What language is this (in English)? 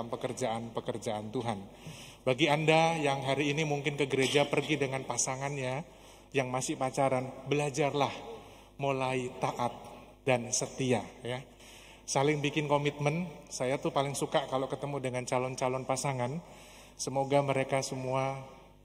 Indonesian